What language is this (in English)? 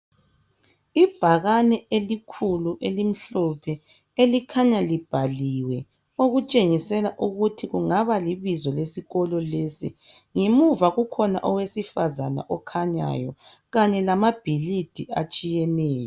North Ndebele